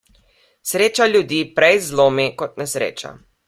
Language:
Slovenian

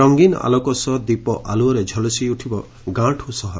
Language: Odia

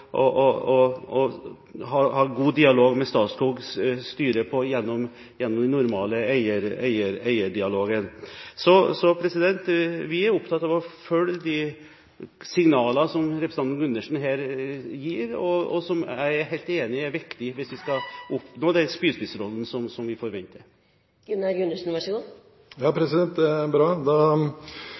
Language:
Norwegian Bokmål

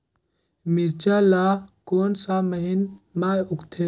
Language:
Chhattisgarhi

